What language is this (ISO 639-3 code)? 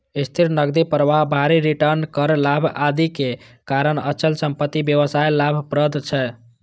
mai